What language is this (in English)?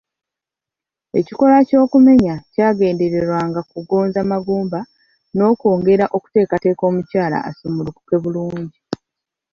Ganda